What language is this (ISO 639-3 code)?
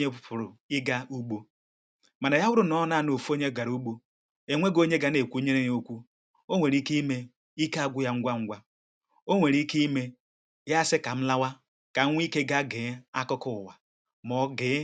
ibo